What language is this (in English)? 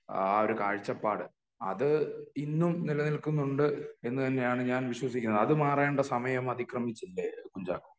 Malayalam